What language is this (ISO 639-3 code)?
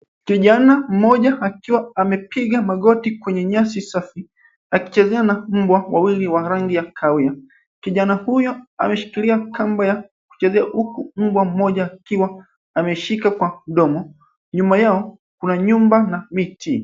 swa